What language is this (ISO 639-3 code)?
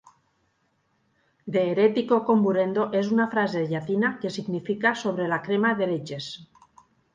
cat